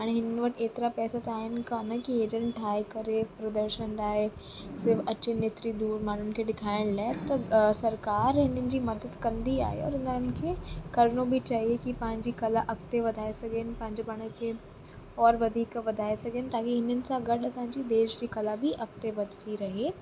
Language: Sindhi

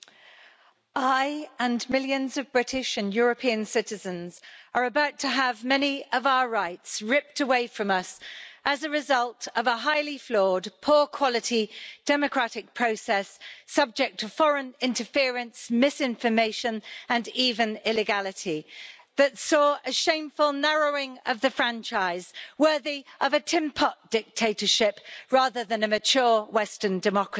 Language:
English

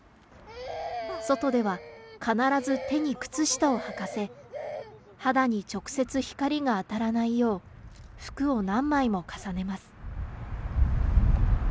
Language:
Japanese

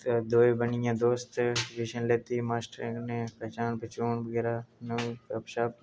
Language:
Dogri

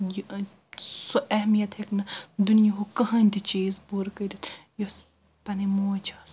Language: Kashmiri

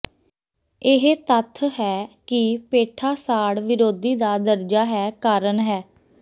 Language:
Punjabi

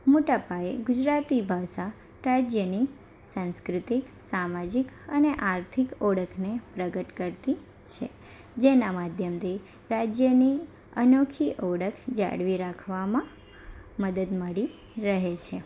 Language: Gujarati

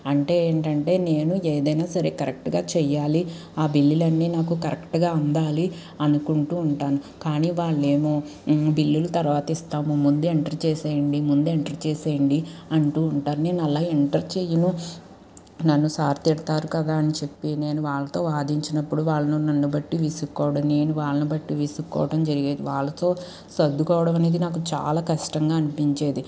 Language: Telugu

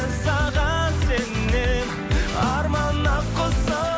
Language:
Kazakh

